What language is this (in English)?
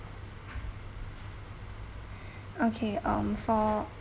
English